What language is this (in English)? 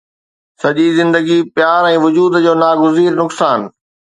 Sindhi